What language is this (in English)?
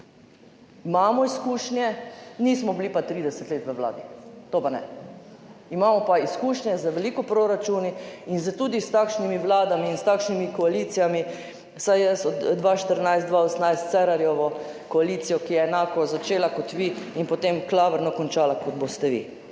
Slovenian